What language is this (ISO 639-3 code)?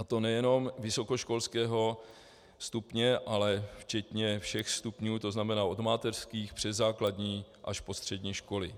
ces